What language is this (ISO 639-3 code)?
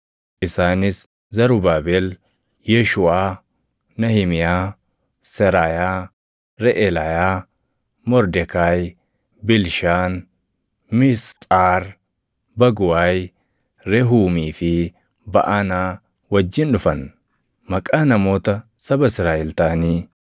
orm